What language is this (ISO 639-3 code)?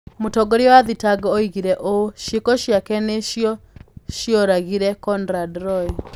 kik